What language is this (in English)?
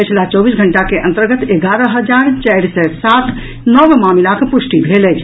Maithili